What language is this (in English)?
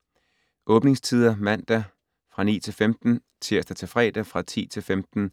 Danish